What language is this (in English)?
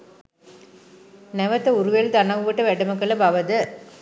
Sinhala